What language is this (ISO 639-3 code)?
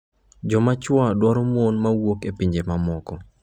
luo